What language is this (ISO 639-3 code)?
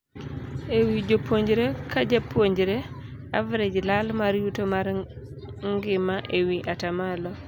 luo